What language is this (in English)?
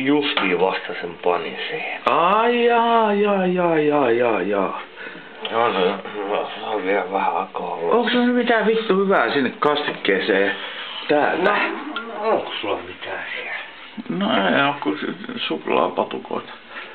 Finnish